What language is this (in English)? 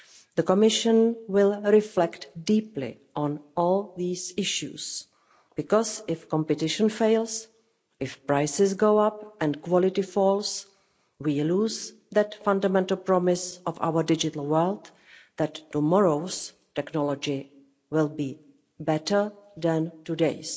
English